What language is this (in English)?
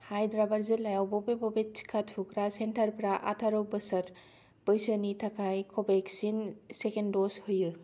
Bodo